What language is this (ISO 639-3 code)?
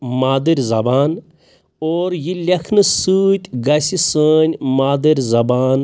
kas